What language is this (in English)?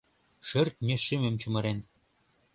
Mari